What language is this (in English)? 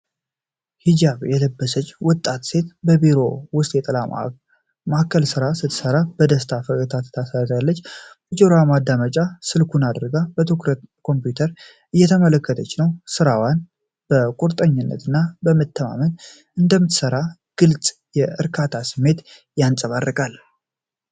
Amharic